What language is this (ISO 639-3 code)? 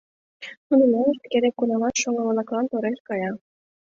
chm